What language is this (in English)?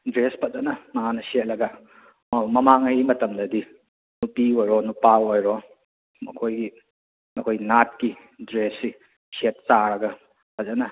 Manipuri